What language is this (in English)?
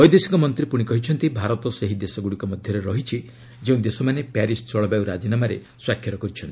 Odia